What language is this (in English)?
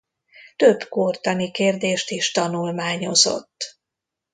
Hungarian